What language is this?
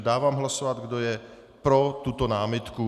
Czech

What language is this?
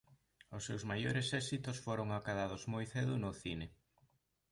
Galician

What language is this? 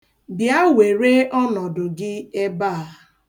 Igbo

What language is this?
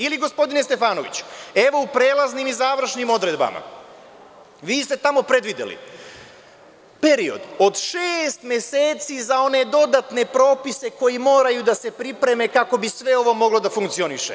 Serbian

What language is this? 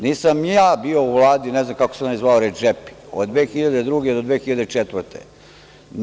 Serbian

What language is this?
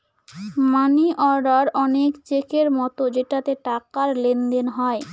Bangla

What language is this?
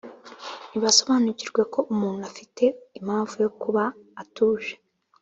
Kinyarwanda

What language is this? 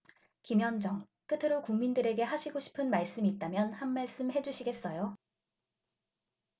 Korean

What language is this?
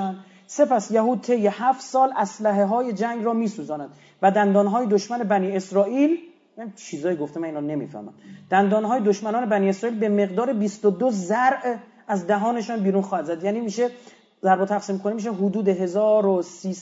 Persian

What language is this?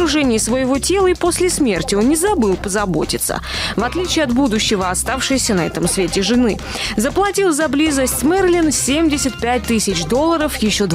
Russian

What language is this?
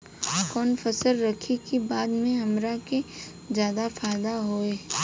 Bhojpuri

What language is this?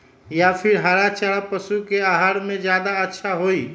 Magahi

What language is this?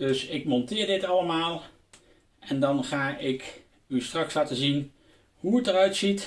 Dutch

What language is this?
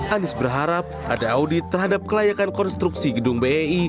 Indonesian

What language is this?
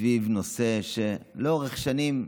Hebrew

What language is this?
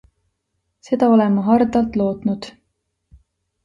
Estonian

